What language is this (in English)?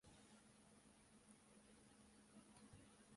Japanese